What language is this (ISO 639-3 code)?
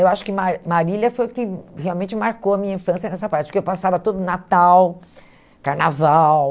por